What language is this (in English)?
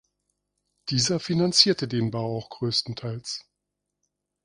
German